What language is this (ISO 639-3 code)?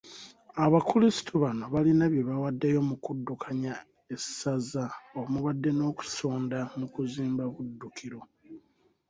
lug